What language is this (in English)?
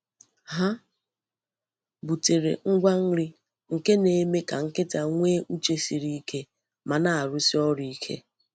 Igbo